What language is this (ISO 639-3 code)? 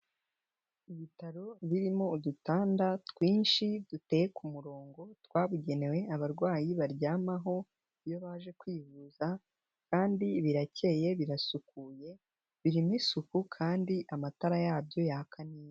kin